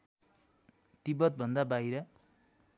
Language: Nepali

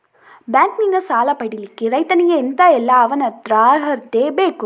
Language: Kannada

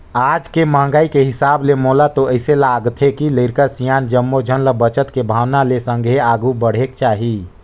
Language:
Chhattisgarhi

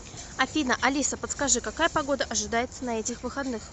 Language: Russian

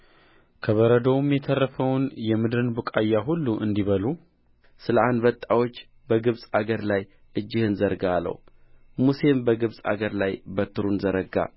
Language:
Amharic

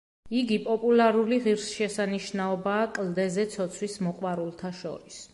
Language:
Georgian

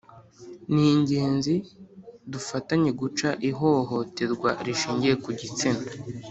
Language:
Kinyarwanda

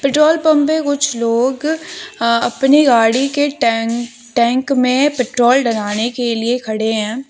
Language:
Hindi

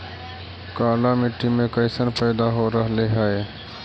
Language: Magahi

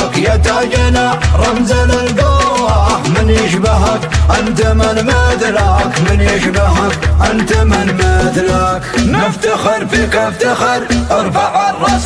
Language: Arabic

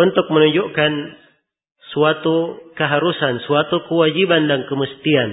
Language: Indonesian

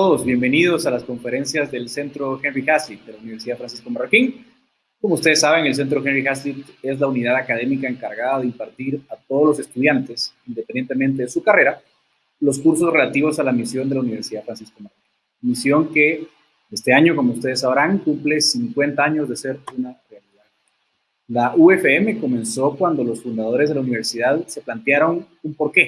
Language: Spanish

